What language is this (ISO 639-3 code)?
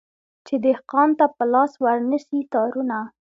pus